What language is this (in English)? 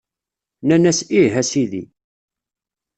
Kabyle